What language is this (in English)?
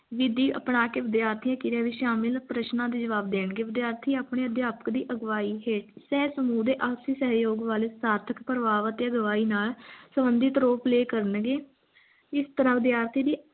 Punjabi